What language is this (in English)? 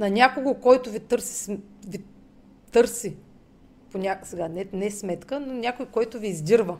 Bulgarian